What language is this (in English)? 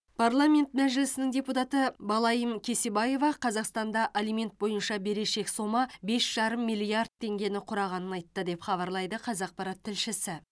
Kazakh